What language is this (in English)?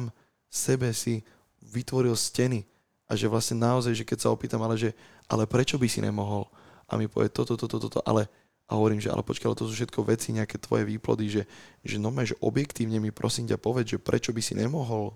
Slovak